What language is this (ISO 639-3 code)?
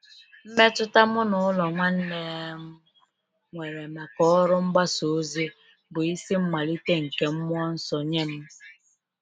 ibo